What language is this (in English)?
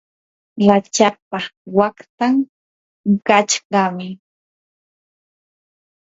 Yanahuanca Pasco Quechua